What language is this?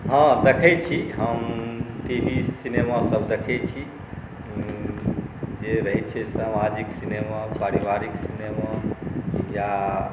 Maithili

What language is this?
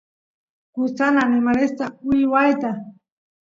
Santiago del Estero Quichua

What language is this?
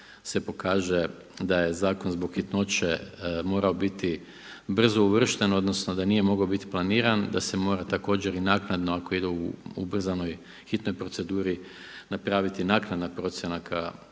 Croatian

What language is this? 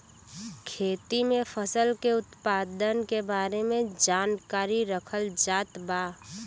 Bhojpuri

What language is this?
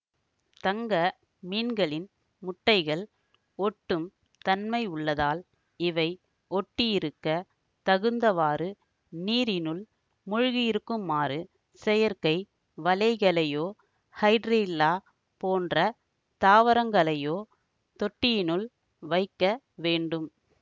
Tamil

